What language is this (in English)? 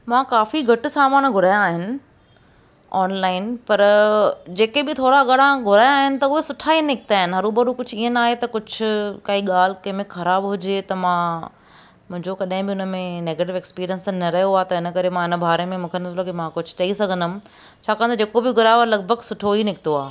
Sindhi